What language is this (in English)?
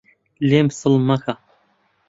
Central Kurdish